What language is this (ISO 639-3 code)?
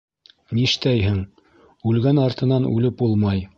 bak